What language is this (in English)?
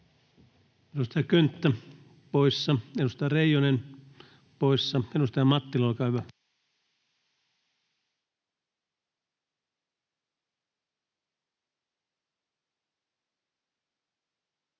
Finnish